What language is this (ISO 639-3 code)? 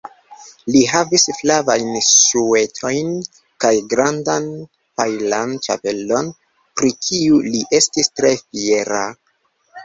epo